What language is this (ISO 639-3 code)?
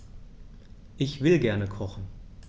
deu